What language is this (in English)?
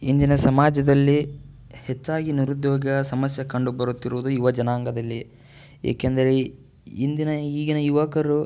Kannada